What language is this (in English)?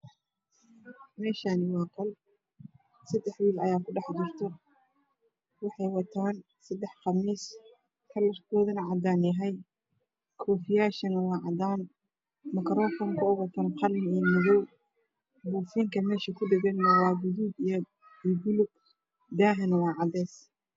Somali